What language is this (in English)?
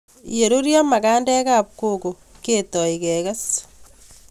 Kalenjin